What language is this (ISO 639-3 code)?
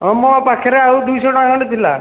ori